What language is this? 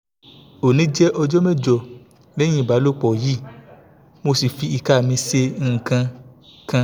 Yoruba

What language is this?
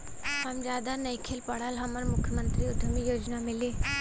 Bhojpuri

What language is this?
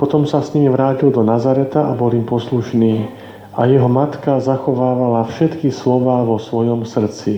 Slovak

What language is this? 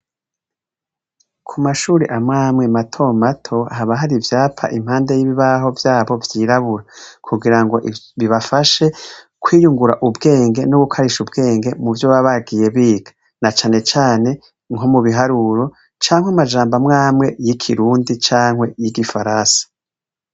Rundi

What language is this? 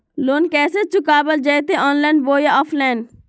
Magahi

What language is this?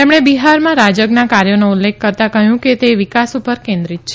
Gujarati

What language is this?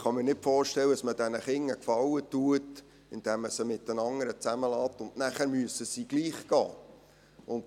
Swiss German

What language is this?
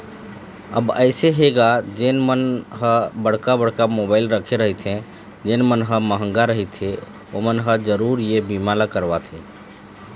Chhattisgarhi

